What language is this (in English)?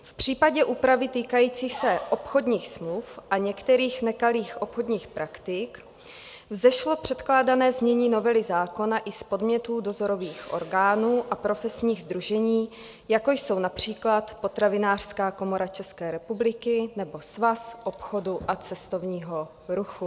Czech